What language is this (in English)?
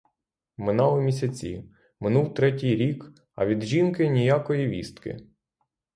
Ukrainian